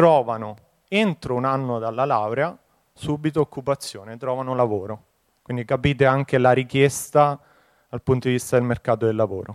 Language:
Italian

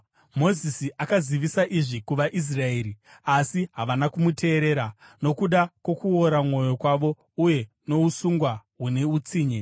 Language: Shona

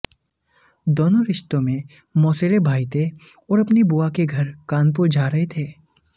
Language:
Hindi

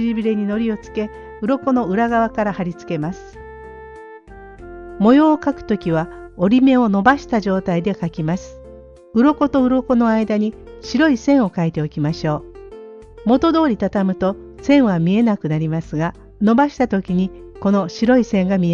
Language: Japanese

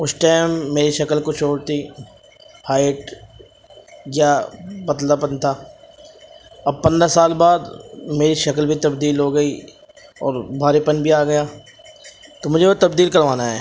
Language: Urdu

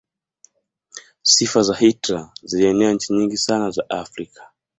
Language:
Swahili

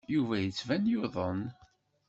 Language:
Kabyle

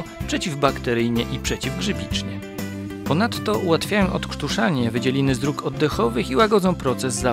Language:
Polish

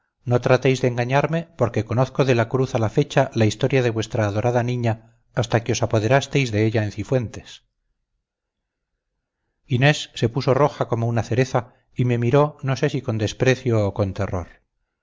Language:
Spanish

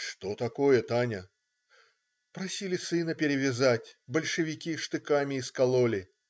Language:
Russian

